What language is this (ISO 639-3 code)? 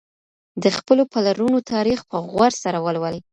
pus